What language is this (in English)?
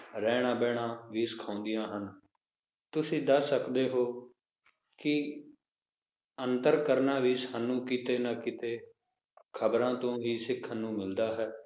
Punjabi